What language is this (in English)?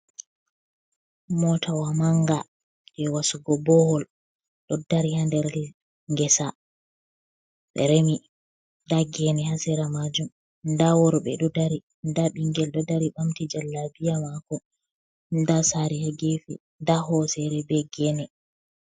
Fula